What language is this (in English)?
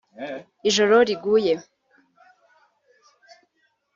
Kinyarwanda